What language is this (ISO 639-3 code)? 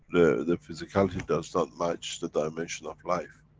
eng